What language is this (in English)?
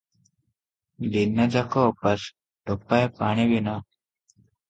Odia